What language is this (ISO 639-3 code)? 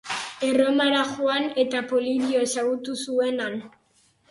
eus